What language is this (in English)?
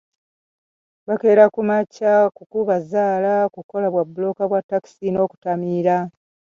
Ganda